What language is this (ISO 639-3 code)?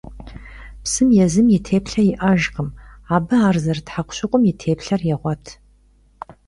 kbd